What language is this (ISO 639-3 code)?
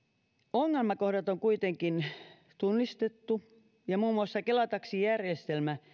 fin